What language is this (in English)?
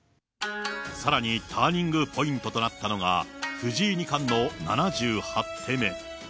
Japanese